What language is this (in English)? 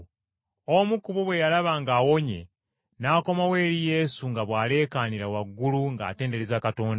Ganda